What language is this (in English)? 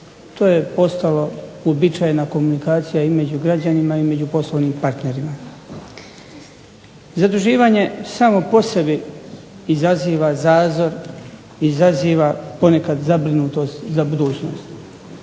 Croatian